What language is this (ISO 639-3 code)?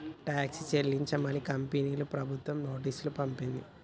tel